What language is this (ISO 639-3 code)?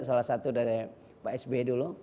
ind